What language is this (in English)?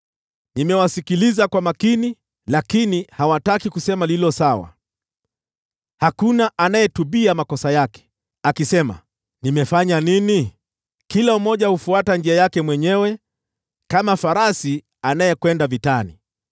Swahili